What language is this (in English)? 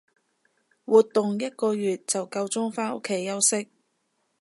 Cantonese